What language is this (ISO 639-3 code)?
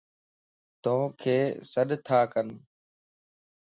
lss